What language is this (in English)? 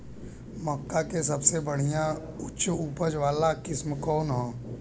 Bhojpuri